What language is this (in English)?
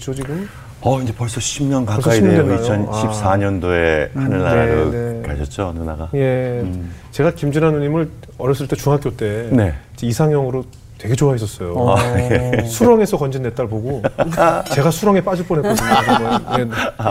Korean